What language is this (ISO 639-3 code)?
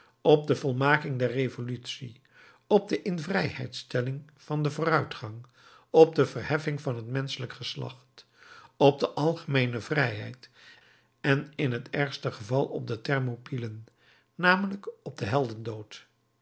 nld